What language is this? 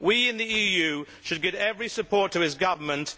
English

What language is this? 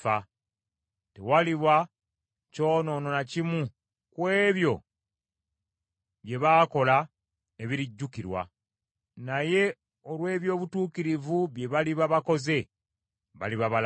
Ganda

